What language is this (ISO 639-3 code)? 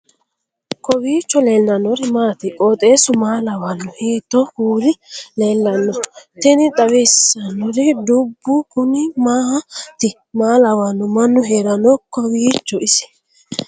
sid